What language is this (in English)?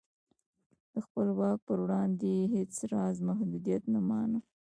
Pashto